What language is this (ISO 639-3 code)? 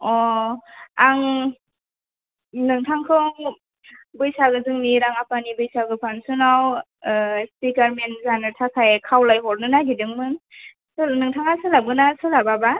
brx